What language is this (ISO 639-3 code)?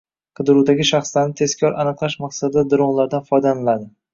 uzb